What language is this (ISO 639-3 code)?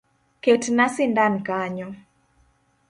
luo